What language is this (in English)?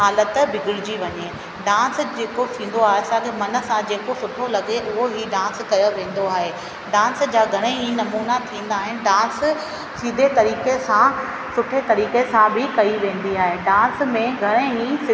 Sindhi